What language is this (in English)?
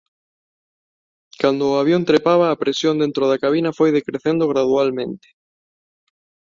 Galician